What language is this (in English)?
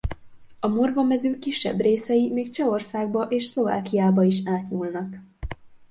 Hungarian